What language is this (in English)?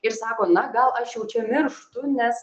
Lithuanian